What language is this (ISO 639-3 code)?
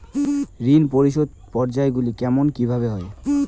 ben